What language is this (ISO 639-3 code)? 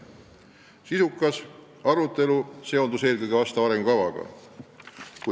est